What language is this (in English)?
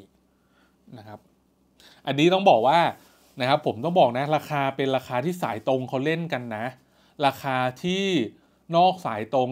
Thai